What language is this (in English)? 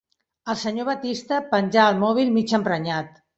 Catalan